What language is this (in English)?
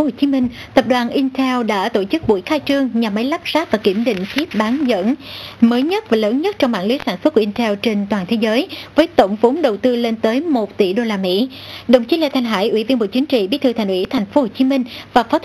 Vietnamese